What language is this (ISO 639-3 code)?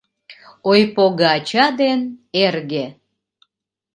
chm